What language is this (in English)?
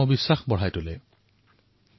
Assamese